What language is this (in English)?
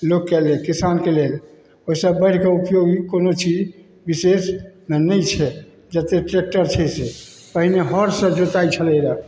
Maithili